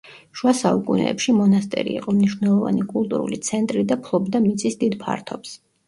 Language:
Georgian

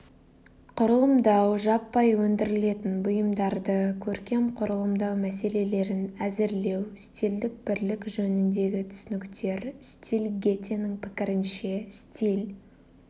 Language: Kazakh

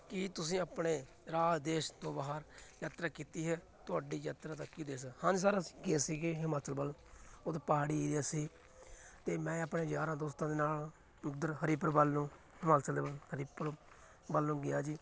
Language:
Punjabi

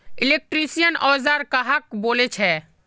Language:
Magahi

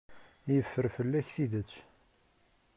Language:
Kabyle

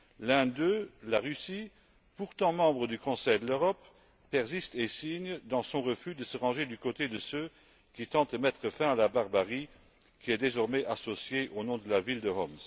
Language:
French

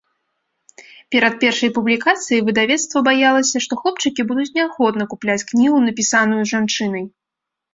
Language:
Belarusian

